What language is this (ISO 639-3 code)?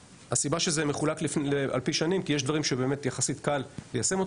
heb